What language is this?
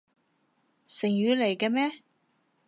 Cantonese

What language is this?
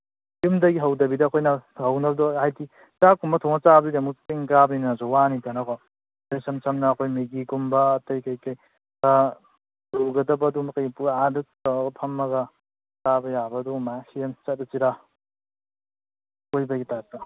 Manipuri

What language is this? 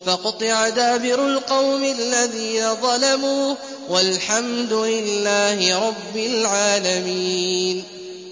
Arabic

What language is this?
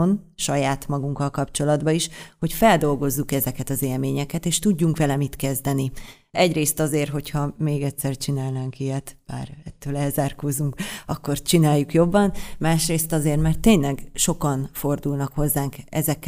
Hungarian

